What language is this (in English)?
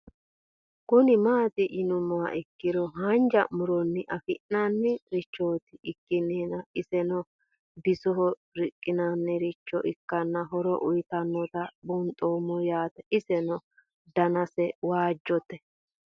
Sidamo